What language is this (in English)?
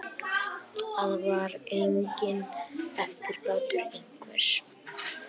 Icelandic